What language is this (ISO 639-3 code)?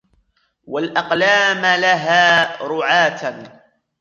ara